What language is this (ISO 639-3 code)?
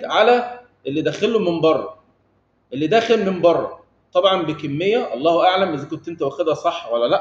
ara